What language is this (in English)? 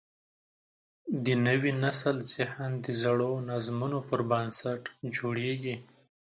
Pashto